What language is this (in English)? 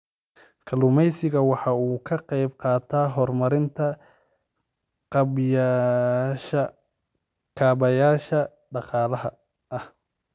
Somali